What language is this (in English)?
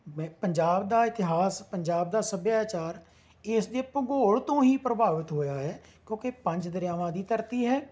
Punjabi